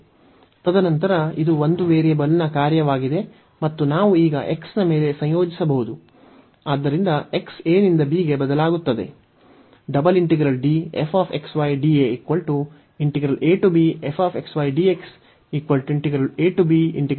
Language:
Kannada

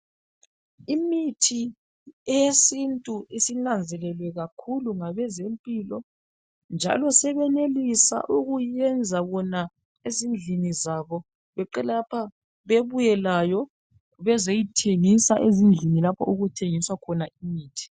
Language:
North Ndebele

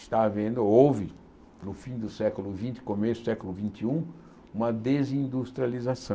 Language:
Portuguese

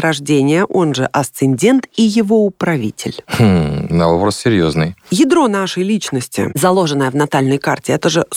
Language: Russian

